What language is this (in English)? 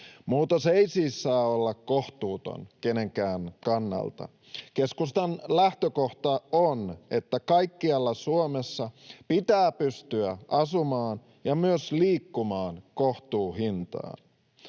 Finnish